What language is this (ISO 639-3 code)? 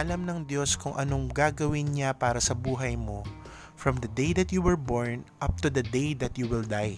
fil